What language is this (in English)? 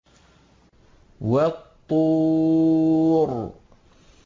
Arabic